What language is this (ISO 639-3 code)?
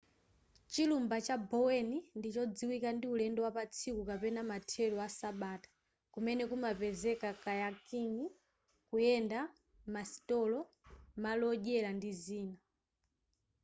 nya